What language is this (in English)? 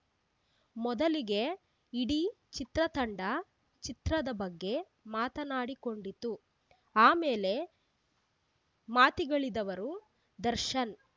Kannada